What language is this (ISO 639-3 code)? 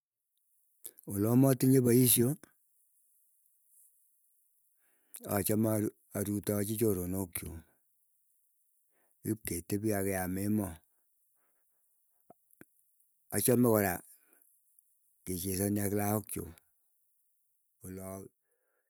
eyo